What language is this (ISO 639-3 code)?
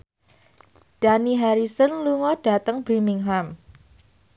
jav